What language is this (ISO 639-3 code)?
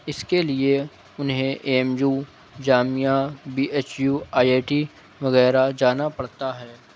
urd